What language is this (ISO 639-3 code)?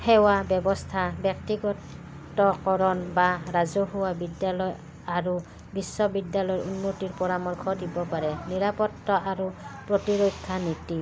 asm